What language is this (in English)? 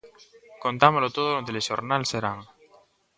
Galician